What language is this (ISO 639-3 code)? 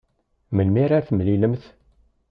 kab